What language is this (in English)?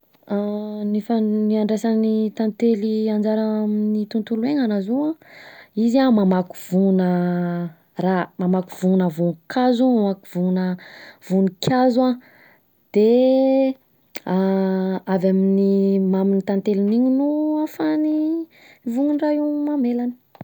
Southern Betsimisaraka Malagasy